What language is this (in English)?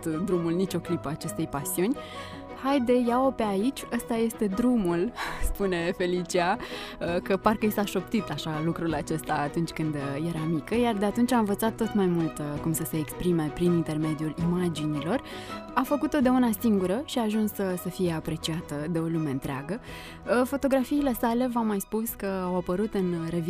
Romanian